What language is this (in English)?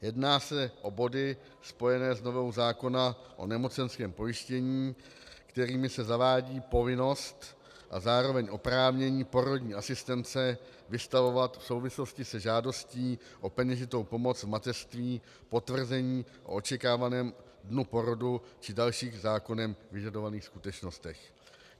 Czech